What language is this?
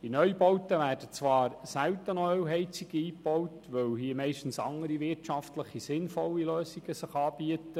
Swiss German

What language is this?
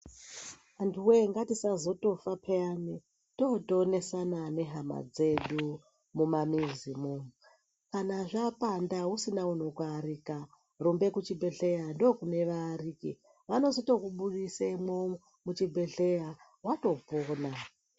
Ndau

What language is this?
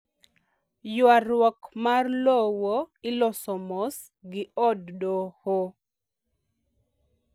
Luo (Kenya and Tanzania)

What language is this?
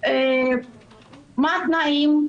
Hebrew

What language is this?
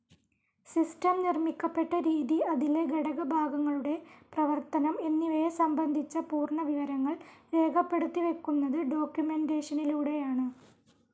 Malayalam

